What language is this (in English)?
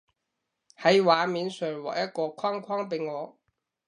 Cantonese